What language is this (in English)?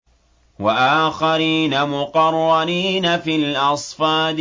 Arabic